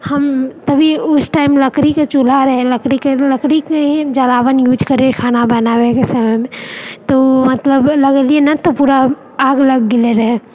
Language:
Maithili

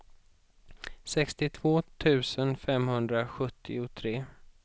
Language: Swedish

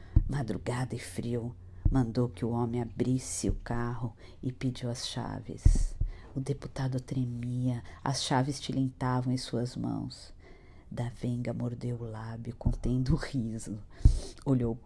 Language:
Portuguese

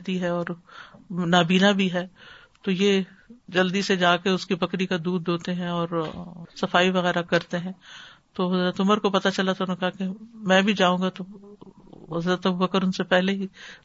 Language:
Urdu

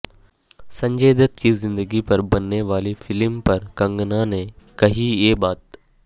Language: Urdu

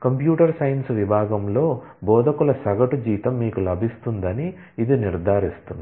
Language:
Telugu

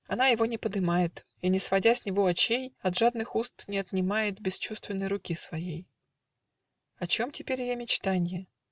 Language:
Russian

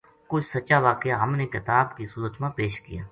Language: Gujari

